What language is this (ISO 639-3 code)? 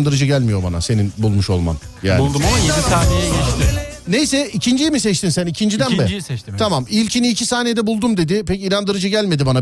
tur